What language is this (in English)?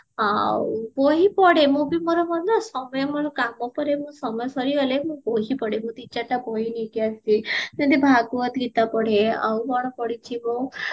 Odia